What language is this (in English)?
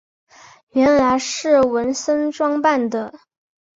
Chinese